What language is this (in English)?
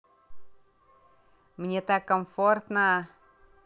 Russian